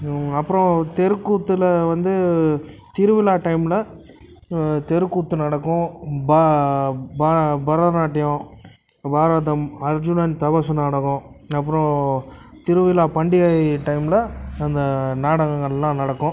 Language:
Tamil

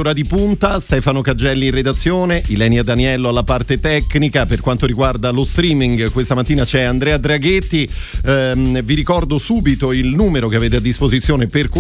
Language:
Italian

